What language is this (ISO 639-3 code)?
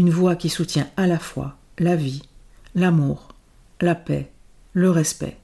fra